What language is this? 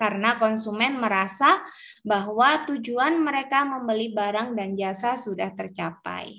Indonesian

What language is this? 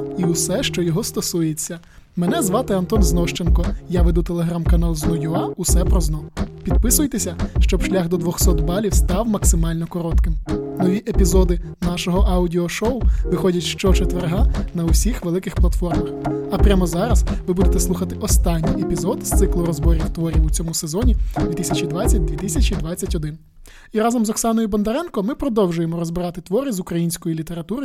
Ukrainian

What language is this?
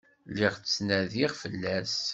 Kabyle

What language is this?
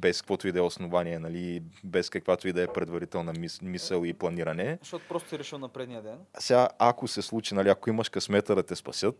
Bulgarian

